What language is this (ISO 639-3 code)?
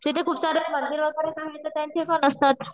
mar